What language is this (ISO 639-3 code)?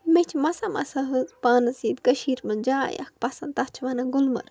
kas